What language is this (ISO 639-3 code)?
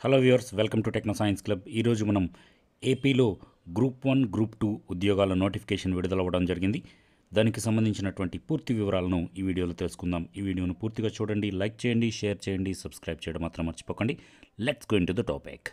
tel